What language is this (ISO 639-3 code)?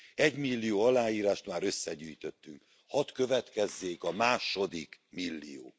hun